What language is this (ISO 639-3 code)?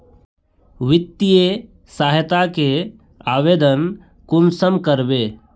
mag